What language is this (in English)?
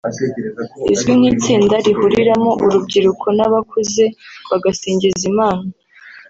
Kinyarwanda